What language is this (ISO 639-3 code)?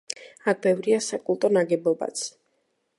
kat